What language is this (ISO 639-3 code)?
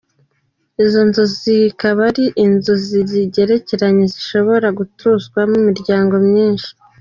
kin